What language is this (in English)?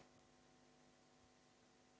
Serbian